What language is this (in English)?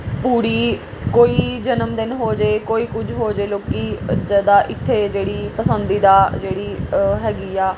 Punjabi